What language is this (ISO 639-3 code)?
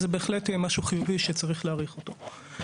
heb